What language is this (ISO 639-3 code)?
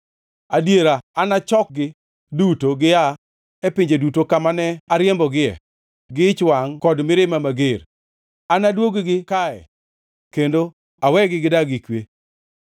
luo